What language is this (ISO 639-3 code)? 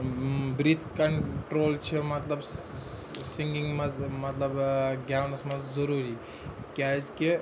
kas